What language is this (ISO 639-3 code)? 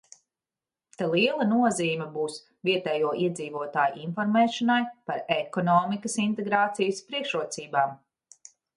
lav